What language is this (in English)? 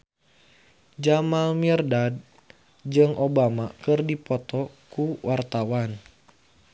Sundanese